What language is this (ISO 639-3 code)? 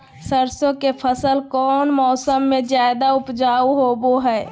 mag